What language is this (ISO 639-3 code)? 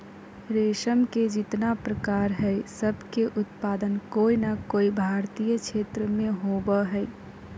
mag